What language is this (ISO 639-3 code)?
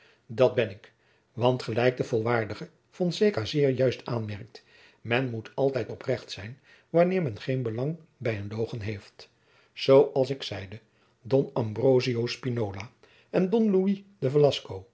nld